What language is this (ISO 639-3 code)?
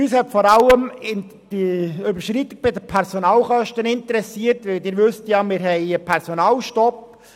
gsw